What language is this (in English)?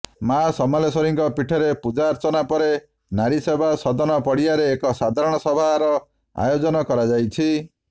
Odia